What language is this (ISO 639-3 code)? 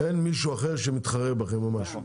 heb